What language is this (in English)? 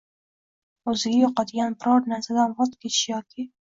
Uzbek